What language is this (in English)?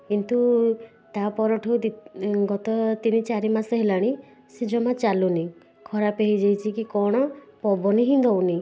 Odia